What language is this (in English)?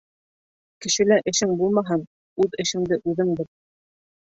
Bashkir